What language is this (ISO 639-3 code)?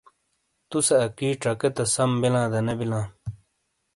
scl